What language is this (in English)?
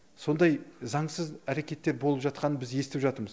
Kazakh